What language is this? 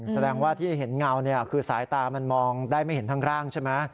Thai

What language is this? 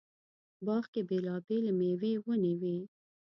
Pashto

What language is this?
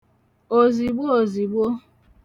Igbo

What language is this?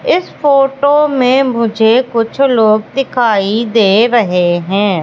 Hindi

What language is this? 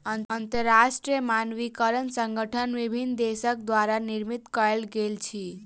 Maithili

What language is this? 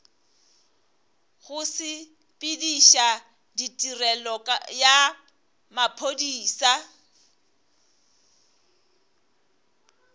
Northern Sotho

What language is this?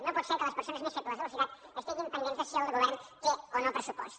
Catalan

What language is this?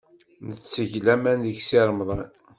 Kabyle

